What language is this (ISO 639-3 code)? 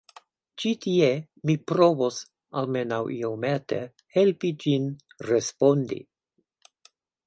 epo